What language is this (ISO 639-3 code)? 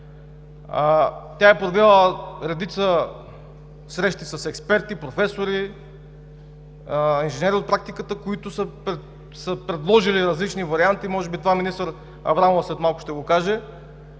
bul